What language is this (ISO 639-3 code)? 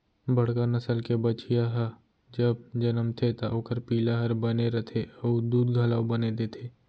hne